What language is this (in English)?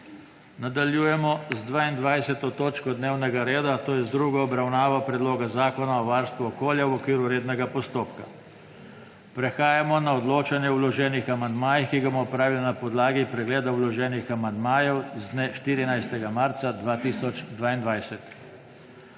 Slovenian